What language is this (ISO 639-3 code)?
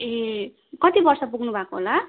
nep